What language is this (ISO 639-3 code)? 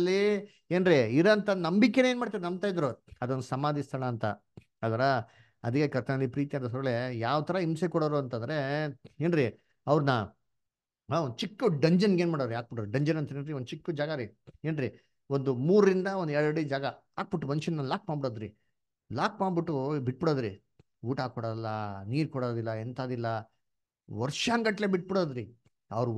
kan